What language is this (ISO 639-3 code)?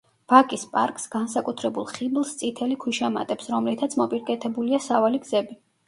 kat